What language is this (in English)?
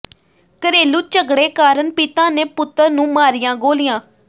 Punjabi